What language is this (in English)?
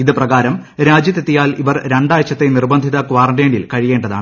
Malayalam